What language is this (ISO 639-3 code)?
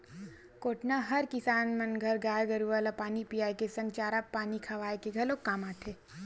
hne